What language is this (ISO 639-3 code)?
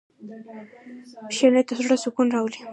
pus